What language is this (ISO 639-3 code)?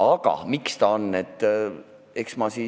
est